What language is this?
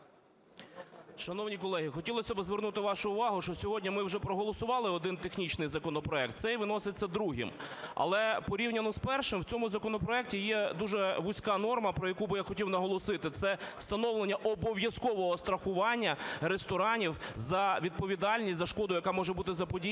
Ukrainian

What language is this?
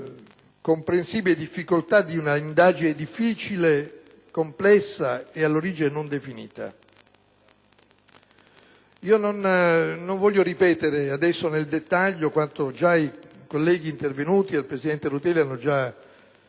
Italian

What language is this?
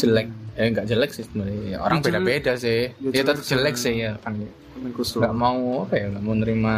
Indonesian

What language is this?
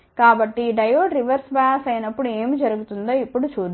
Telugu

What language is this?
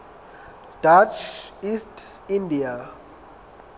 Southern Sotho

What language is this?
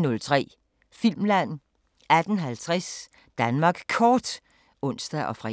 Danish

